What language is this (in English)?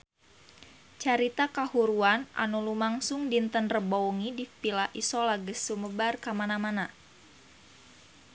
Sundanese